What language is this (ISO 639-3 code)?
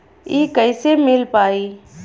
bho